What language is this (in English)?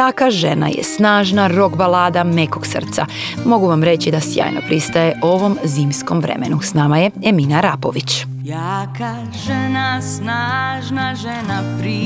Croatian